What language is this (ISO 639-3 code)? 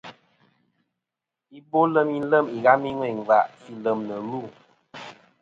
bkm